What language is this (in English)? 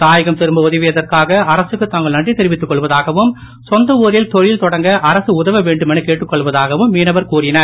Tamil